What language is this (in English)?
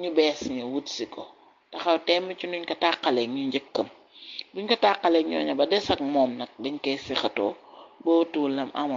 Arabic